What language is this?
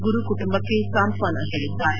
Kannada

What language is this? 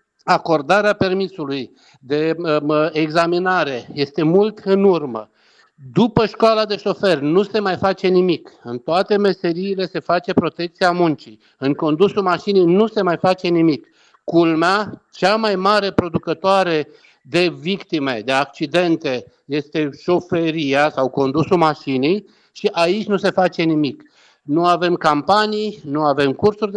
Romanian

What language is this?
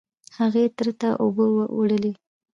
Pashto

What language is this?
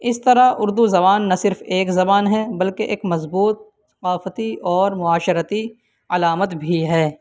Urdu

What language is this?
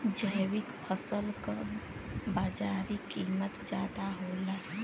Bhojpuri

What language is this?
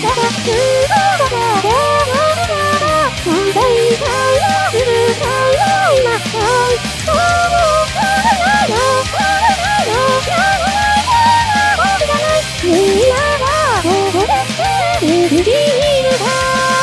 Thai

